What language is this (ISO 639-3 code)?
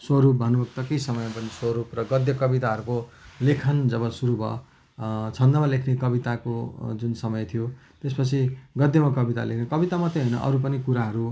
nep